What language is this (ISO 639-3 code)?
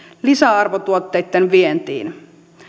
fin